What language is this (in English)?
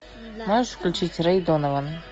Russian